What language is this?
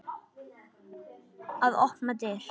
Icelandic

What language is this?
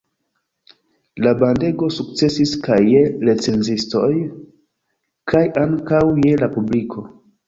Esperanto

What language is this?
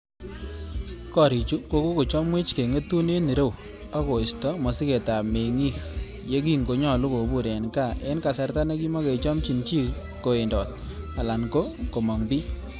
Kalenjin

